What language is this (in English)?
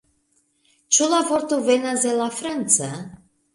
Esperanto